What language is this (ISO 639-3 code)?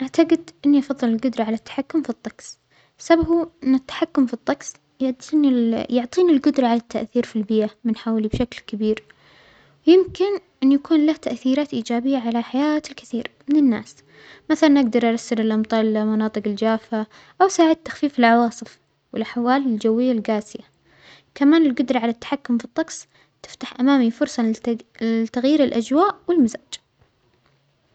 acx